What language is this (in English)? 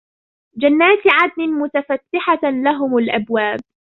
Arabic